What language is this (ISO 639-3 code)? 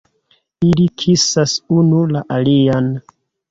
epo